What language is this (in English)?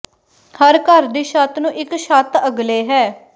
Punjabi